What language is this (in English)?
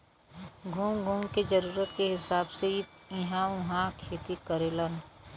Bhojpuri